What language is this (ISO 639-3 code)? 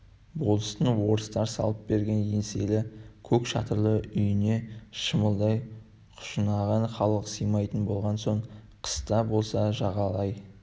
kaz